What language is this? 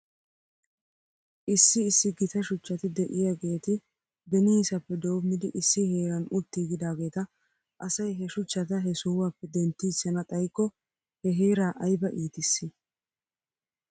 Wolaytta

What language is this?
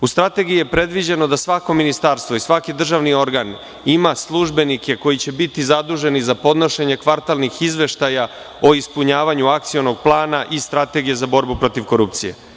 Serbian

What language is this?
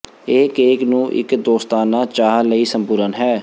Punjabi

